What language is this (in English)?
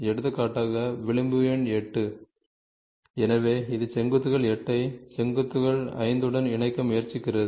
Tamil